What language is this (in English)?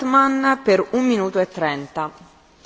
German